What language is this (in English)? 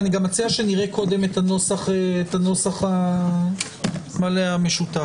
Hebrew